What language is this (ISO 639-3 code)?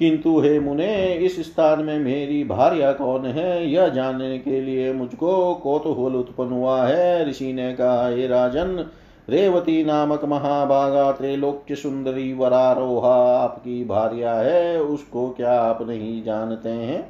hin